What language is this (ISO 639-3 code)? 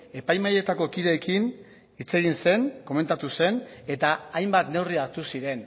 eus